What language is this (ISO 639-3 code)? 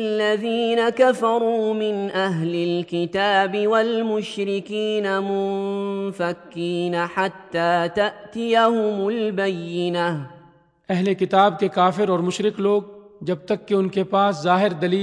urd